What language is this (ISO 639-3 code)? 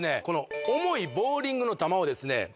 jpn